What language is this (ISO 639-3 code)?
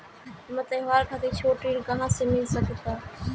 bho